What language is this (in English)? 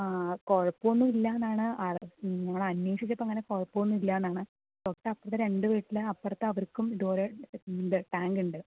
Malayalam